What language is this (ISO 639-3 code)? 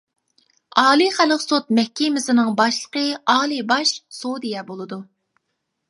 uig